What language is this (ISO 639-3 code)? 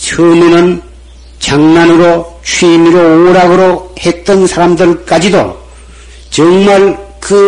kor